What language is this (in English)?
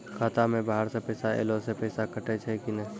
Maithili